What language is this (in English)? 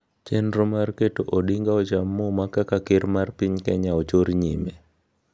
Luo (Kenya and Tanzania)